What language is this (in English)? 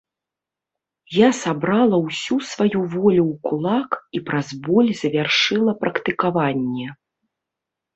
Belarusian